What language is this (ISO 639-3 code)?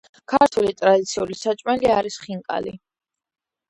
kat